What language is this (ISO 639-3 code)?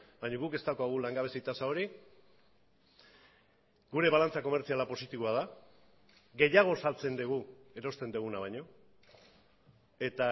eus